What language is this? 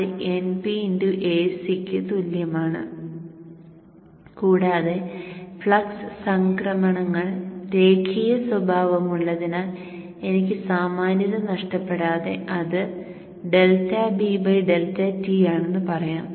Malayalam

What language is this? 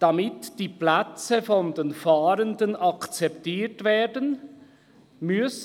Swiss German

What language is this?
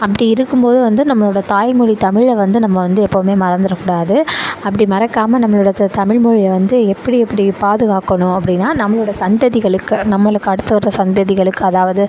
Tamil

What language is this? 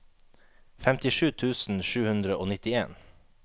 Norwegian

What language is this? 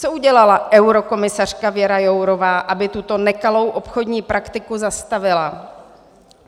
Czech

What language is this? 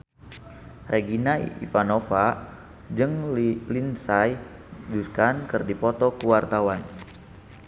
Sundanese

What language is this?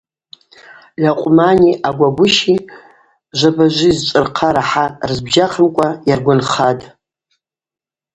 Abaza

